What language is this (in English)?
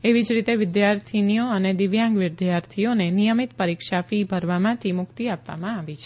Gujarati